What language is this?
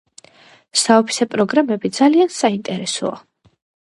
Georgian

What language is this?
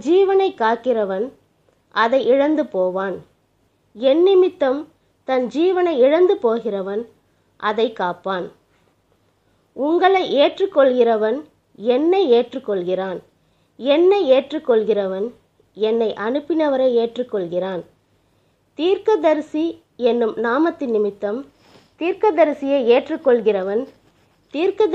Tamil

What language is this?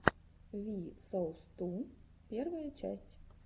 Russian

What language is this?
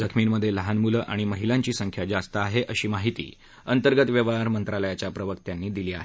Marathi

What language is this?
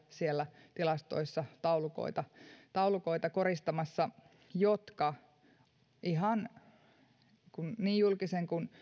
Finnish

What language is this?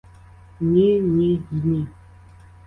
Ukrainian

